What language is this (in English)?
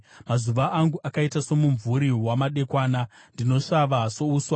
Shona